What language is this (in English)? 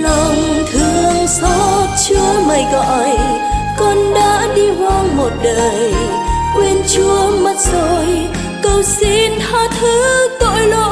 Vietnamese